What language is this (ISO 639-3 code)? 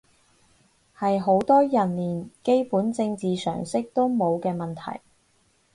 yue